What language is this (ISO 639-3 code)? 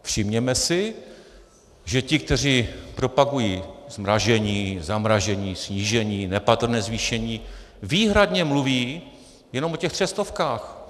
ces